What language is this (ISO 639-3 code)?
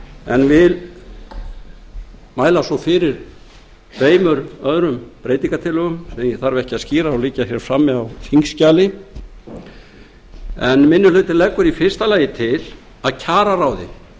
isl